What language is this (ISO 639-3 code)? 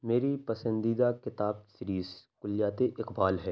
urd